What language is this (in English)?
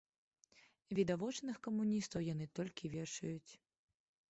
Belarusian